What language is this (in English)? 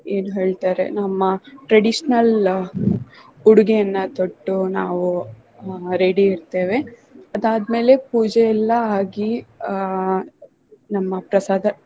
Kannada